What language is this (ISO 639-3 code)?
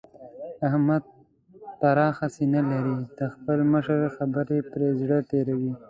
pus